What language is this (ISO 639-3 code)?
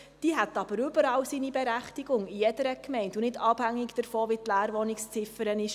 gsw